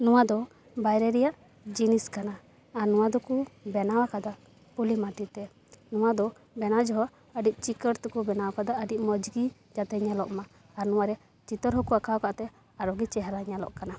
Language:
Santali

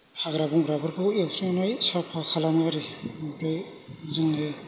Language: Bodo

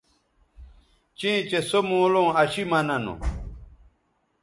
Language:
Bateri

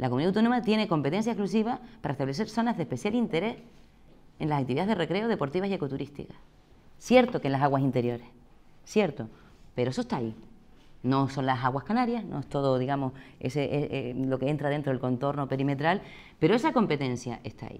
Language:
Spanish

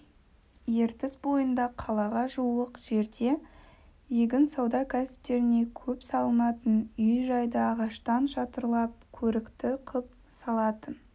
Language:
Kazakh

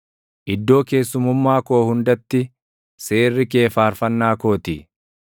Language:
Oromo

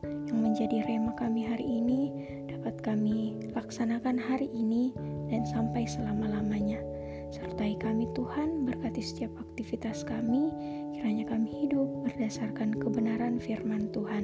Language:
Indonesian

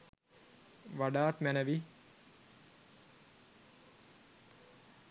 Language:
Sinhala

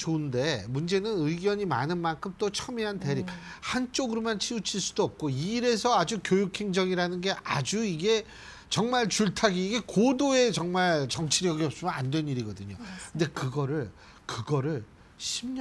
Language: Korean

